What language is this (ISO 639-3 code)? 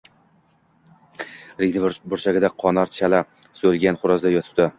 uzb